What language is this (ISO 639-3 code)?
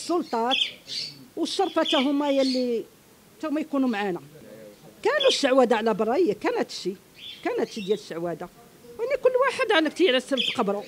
ara